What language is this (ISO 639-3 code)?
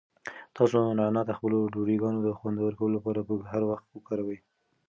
pus